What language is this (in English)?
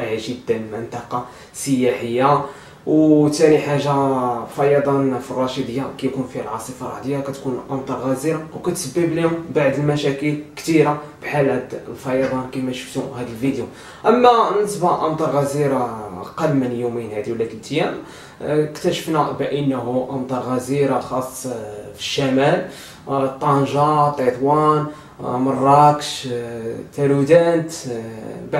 Arabic